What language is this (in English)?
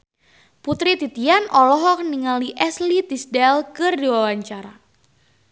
Sundanese